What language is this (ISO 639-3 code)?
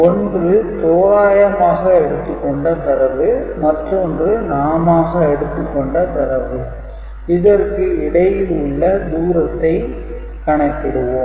tam